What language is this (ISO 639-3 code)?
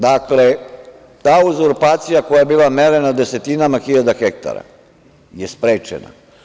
srp